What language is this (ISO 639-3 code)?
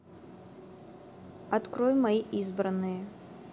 rus